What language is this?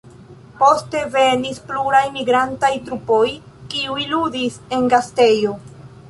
Esperanto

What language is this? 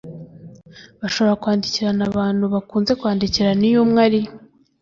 Kinyarwanda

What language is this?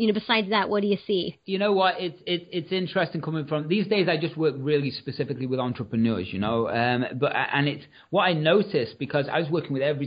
English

